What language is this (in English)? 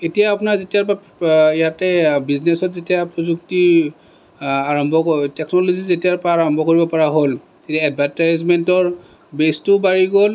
Assamese